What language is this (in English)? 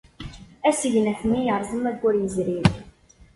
Kabyle